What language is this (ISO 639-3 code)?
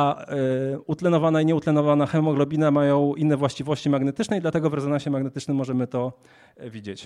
pol